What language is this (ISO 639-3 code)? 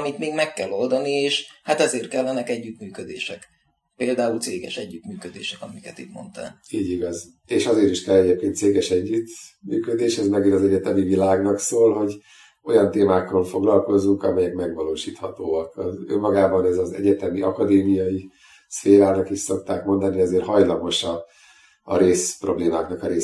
hun